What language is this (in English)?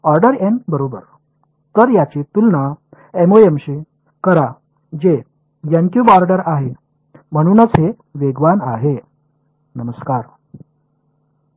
Marathi